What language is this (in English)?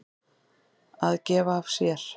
Icelandic